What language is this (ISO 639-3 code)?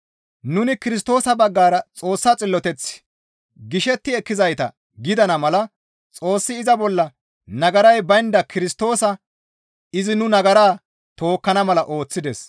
gmv